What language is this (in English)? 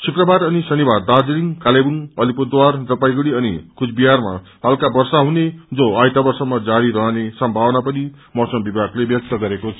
Nepali